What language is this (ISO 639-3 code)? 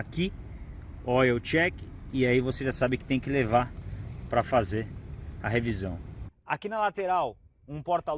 por